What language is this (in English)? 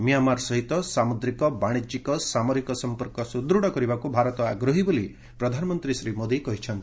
Odia